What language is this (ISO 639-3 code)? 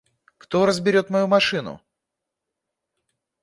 rus